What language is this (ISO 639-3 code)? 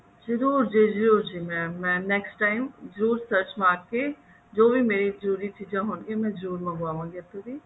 pan